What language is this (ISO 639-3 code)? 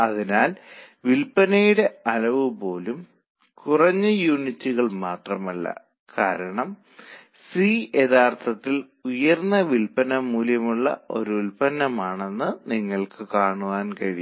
mal